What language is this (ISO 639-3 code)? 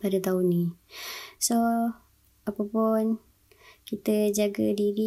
msa